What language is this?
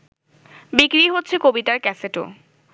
Bangla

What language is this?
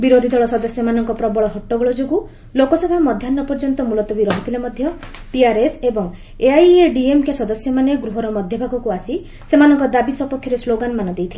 Odia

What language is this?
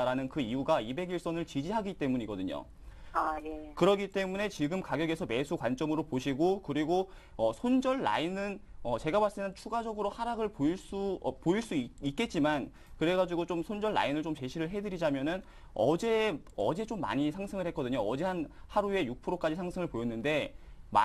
Korean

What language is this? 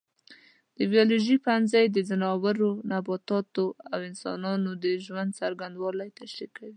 Pashto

